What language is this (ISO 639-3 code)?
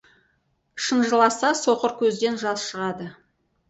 kaz